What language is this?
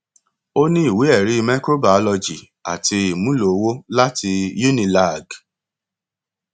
Yoruba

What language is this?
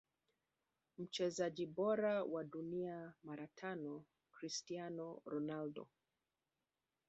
Swahili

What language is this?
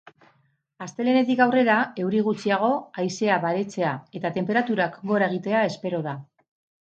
Basque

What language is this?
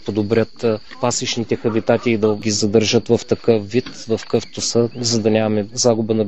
Bulgarian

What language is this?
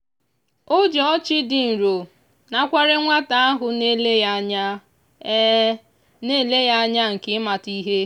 Igbo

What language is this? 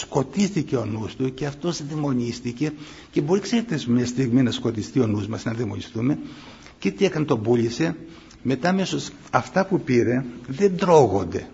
Greek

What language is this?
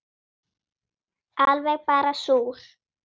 Icelandic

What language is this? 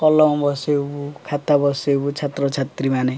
Odia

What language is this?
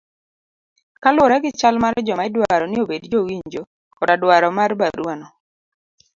Luo (Kenya and Tanzania)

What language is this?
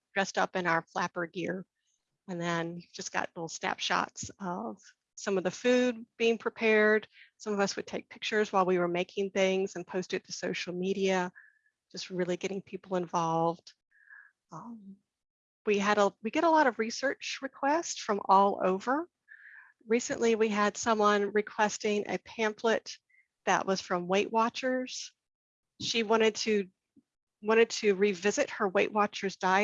English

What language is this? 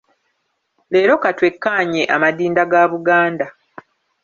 Ganda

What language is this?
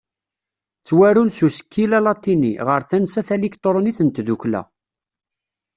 Kabyle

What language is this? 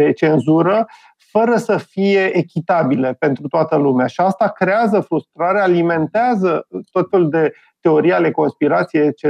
Romanian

